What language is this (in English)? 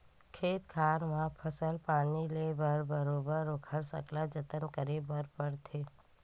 Chhattisgarhi